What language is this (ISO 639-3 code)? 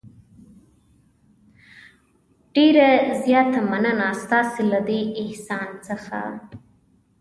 pus